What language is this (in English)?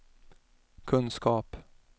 Swedish